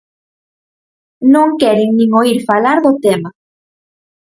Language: Galician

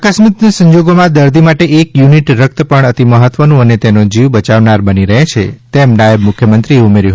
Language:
Gujarati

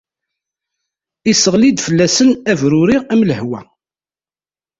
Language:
Kabyle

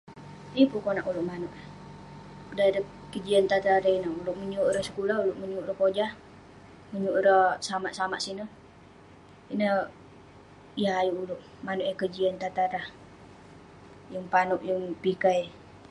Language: Western Penan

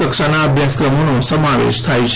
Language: Gujarati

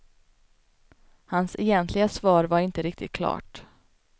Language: Swedish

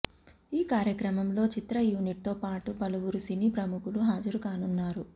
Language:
Telugu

